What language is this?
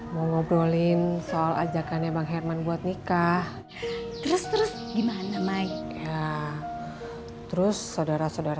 Indonesian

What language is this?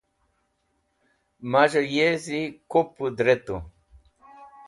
Wakhi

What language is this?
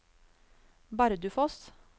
Norwegian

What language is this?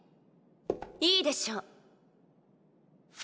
Japanese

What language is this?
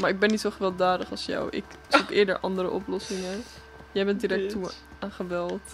Dutch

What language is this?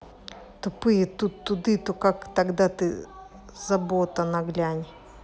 Russian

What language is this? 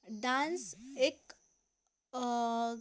Konkani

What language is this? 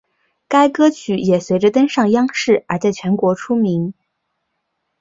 Chinese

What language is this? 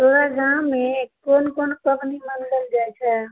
Maithili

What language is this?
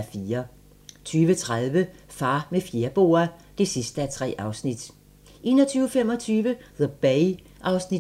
Danish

